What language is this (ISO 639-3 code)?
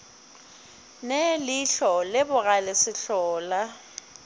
nso